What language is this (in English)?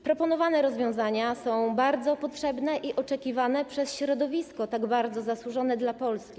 Polish